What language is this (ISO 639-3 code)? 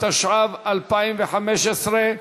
heb